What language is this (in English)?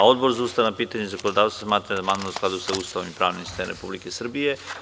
Serbian